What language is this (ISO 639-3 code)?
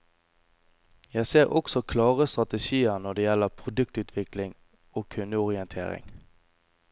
nor